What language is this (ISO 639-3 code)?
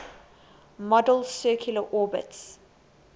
eng